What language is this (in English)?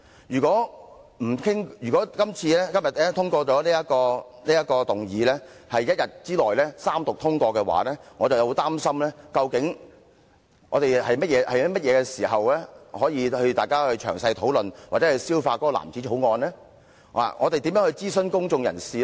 Cantonese